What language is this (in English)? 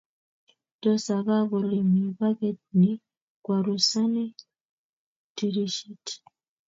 Kalenjin